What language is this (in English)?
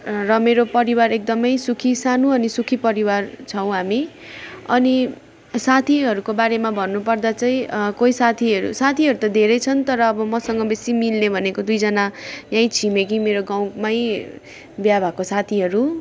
Nepali